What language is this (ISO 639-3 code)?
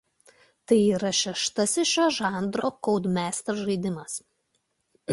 lit